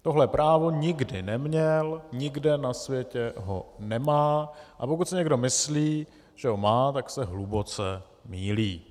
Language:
Czech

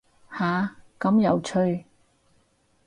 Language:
Cantonese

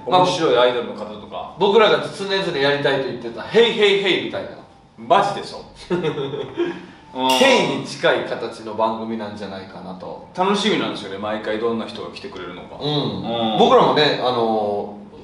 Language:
Japanese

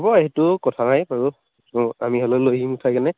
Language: Assamese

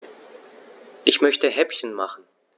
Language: German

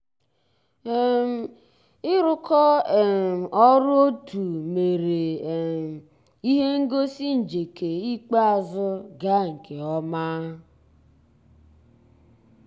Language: Igbo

